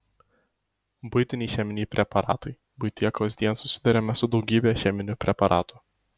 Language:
Lithuanian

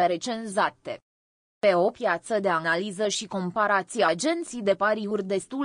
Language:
Romanian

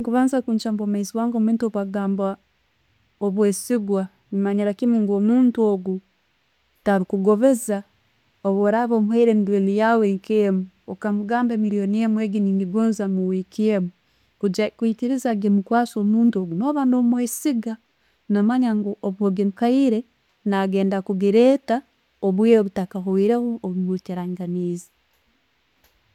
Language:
Tooro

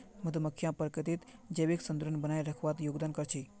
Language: Magahi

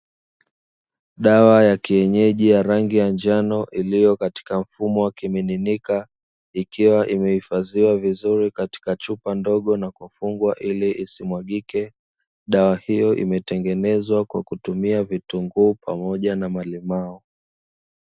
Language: Swahili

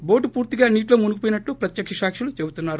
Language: Telugu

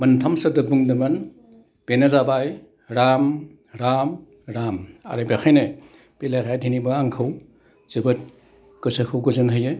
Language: Bodo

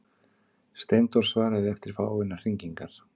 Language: Icelandic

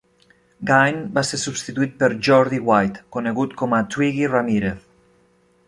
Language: Catalan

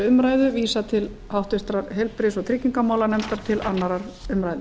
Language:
Icelandic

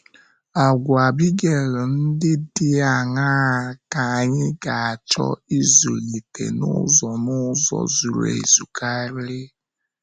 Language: Igbo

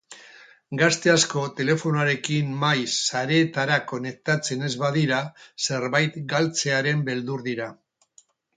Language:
Basque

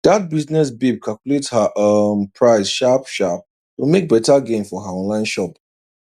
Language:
Nigerian Pidgin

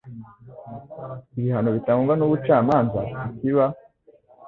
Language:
Kinyarwanda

